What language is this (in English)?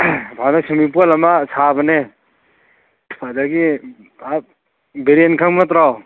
Manipuri